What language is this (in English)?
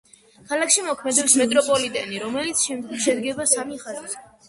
Georgian